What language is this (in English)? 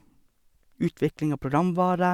Norwegian